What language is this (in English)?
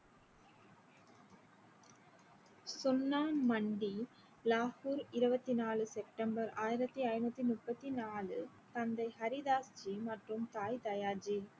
Tamil